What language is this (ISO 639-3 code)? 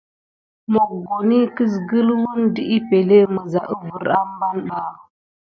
gid